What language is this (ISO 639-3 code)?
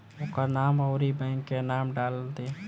bho